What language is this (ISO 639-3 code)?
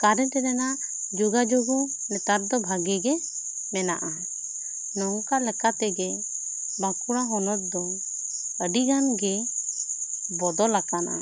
sat